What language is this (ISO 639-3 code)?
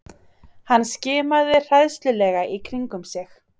isl